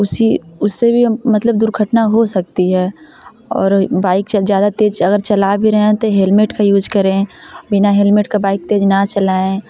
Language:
Hindi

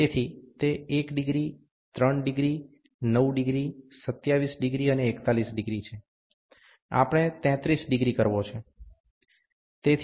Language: Gujarati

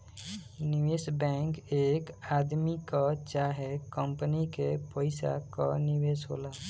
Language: Bhojpuri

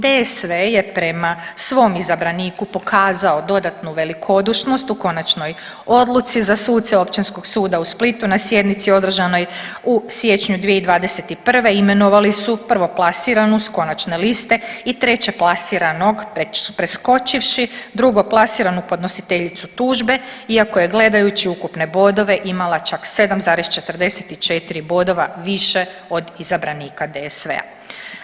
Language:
Croatian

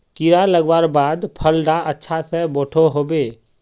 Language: Magahi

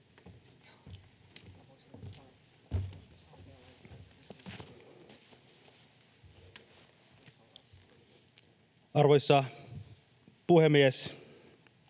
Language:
Finnish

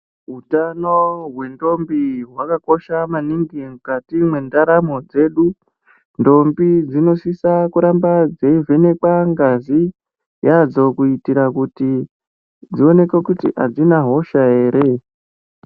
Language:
Ndau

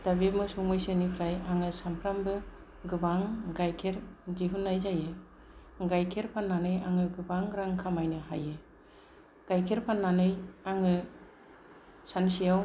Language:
Bodo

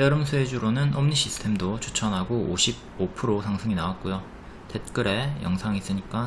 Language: Korean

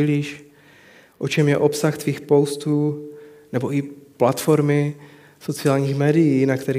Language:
Czech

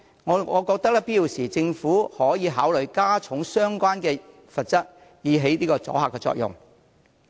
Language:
Cantonese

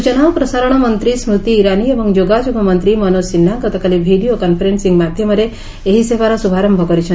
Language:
Odia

